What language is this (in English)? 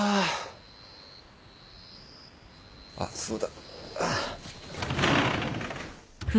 Japanese